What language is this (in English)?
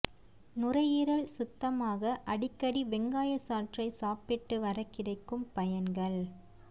Tamil